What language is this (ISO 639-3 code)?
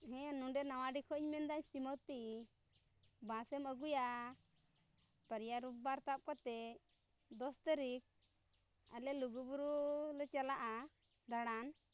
sat